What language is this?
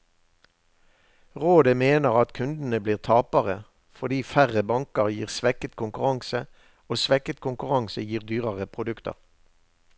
Norwegian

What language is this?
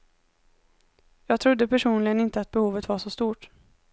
Swedish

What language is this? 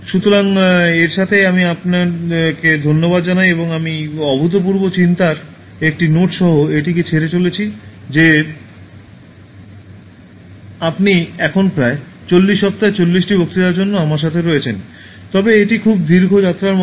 Bangla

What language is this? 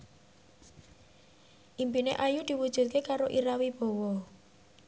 Javanese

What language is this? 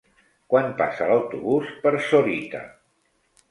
Catalan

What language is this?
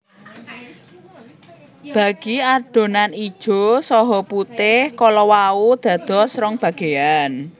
Javanese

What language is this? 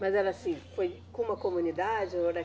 Portuguese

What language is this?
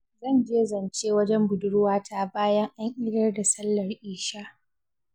Hausa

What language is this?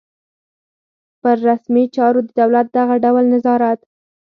Pashto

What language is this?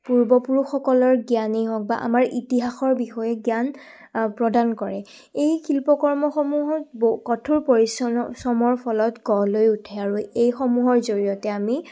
Assamese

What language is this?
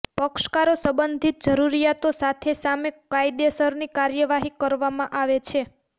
Gujarati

